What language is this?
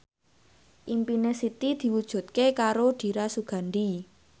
Javanese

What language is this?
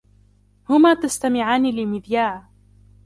Arabic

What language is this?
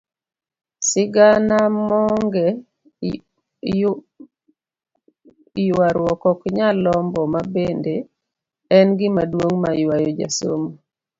Luo (Kenya and Tanzania)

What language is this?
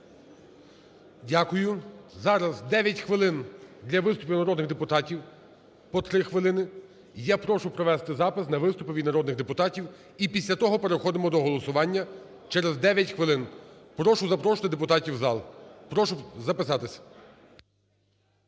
Ukrainian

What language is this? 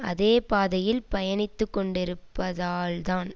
Tamil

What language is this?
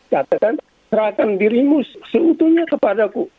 Indonesian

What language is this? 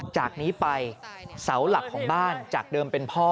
Thai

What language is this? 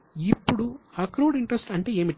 Telugu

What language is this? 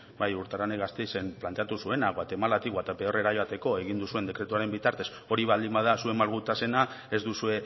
Basque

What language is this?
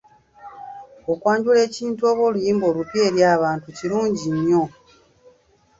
Ganda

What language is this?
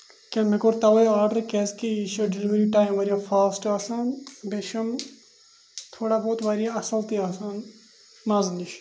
Kashmiri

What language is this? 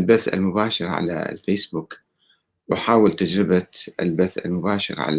Arabic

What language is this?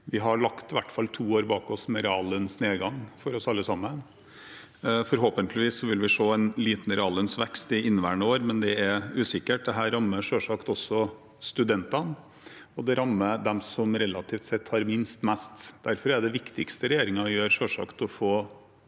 Norwegian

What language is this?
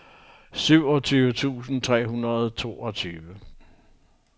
Danish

